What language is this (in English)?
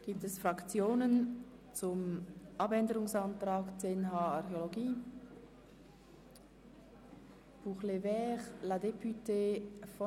Swiss German